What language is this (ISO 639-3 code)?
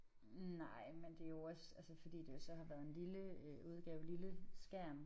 dan